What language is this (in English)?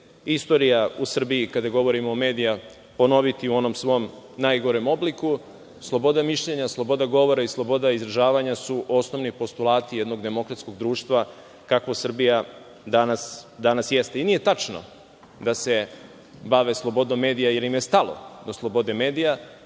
Serbian